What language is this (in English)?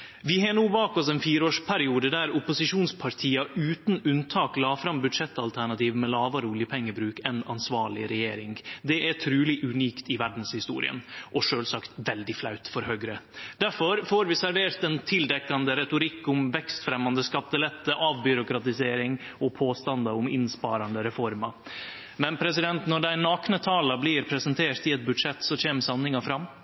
Norwegian Nynorsk